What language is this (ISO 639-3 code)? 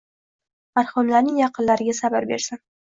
uzb